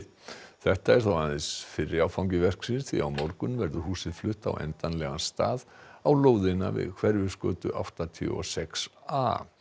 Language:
Icelandic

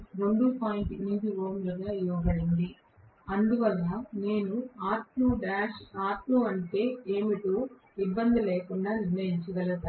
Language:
Telugu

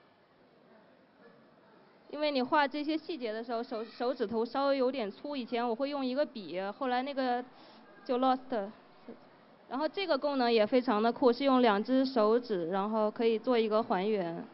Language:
Chinese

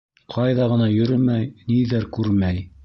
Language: Bashkir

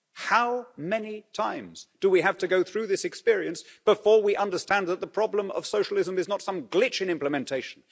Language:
English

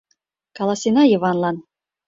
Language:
Mari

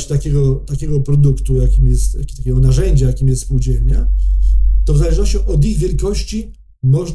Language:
Polish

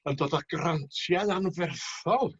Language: Welsh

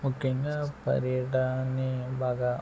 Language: Telugu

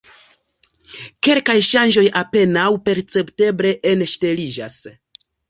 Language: Esperanto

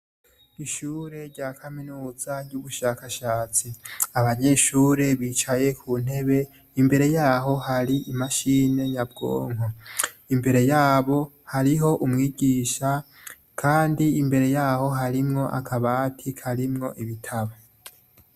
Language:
Rundi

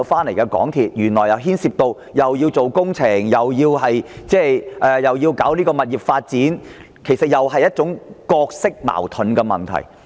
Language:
Cantonese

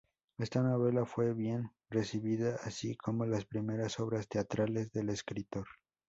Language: Spanish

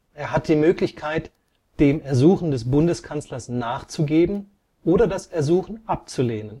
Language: German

